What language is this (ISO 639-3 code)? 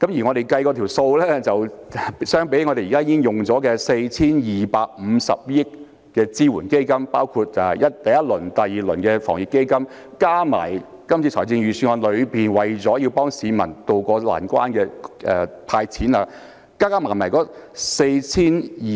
yue